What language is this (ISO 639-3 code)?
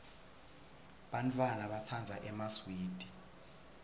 ssw